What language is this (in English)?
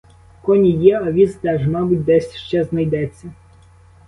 Ukrainian